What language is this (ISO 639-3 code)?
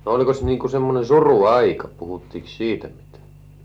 fin